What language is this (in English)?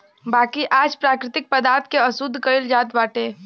Bhojpuri